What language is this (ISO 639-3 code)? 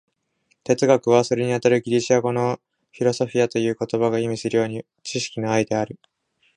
jpn